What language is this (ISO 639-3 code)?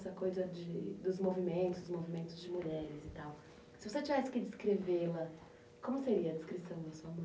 por